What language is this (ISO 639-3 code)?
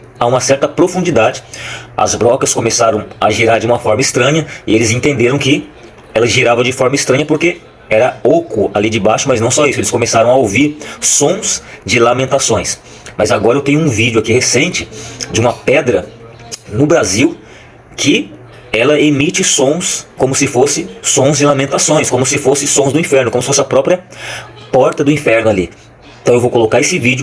por